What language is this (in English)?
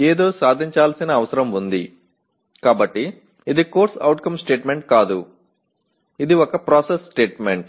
Telugu